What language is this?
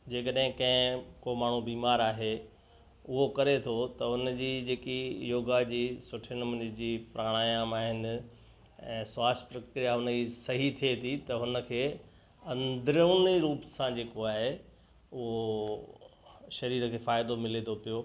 Sindhi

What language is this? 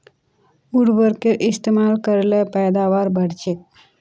Magahi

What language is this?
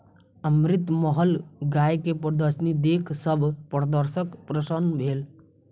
Maithili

